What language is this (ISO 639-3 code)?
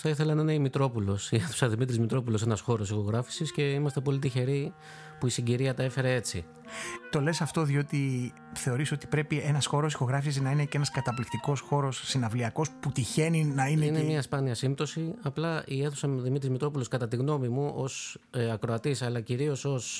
ell